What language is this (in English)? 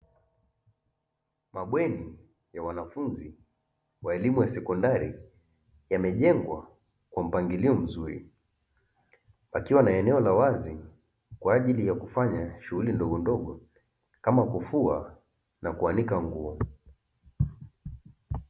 Swahili